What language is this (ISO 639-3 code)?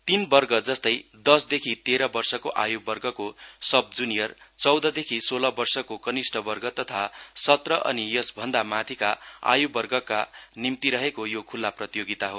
nep